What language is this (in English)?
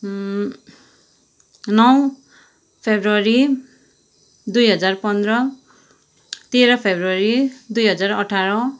Nepali